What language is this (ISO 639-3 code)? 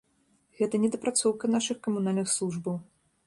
bel